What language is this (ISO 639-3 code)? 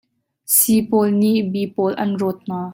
cnh